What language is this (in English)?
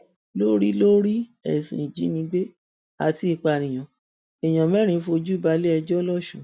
Yoruba